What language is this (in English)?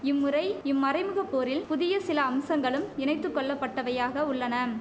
Tamil